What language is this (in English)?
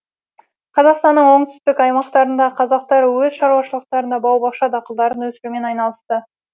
Kazakh